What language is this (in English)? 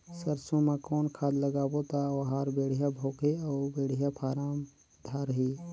Chhattisgarhi